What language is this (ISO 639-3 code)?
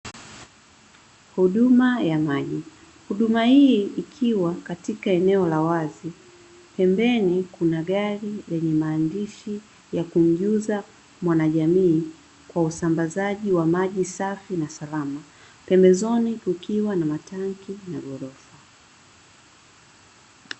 swa